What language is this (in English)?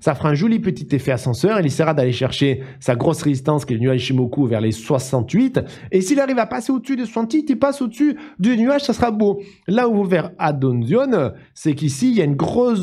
French